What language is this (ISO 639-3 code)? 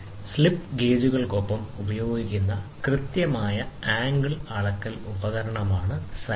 mal